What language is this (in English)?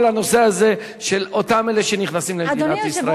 Hebrew